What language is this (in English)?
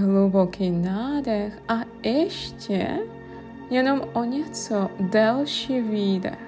Czech